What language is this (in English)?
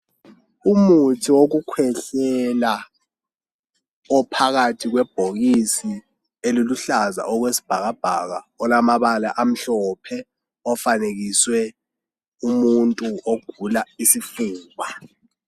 North Ndebele